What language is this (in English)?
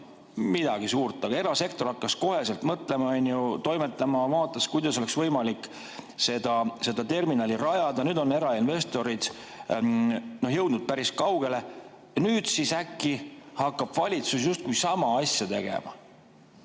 Estonian